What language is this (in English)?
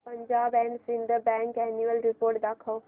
Marathi